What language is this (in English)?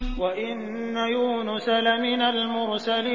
Arabic